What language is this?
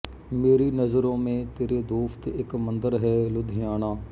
Punjabi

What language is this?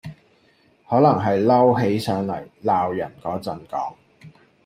Cantonese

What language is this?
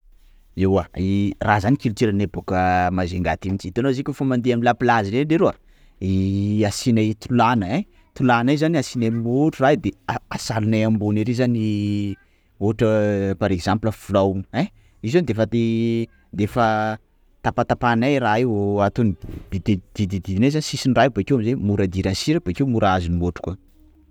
Sakalava Malagasy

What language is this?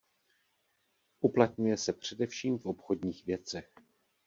Czech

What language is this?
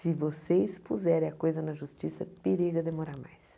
Portuguese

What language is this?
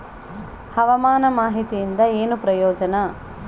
Kannada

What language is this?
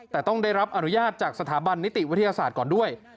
Thai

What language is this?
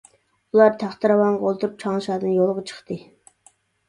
Uyghur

